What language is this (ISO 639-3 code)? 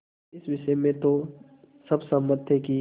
hin